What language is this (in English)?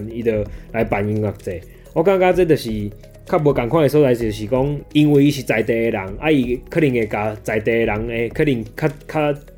Chinese